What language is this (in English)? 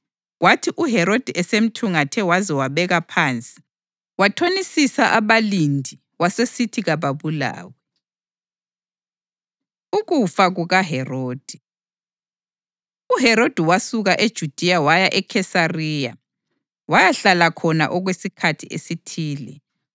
North Ndebele